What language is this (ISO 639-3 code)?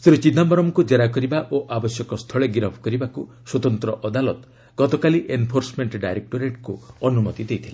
ori